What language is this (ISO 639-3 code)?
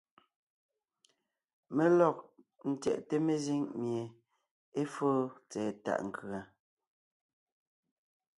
nnh